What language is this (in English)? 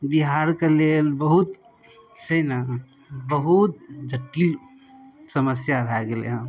Maithili